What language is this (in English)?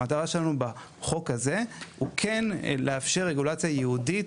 Hebrew